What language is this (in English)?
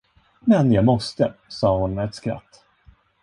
Swedish